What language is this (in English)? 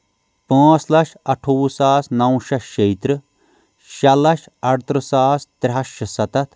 Kashmiri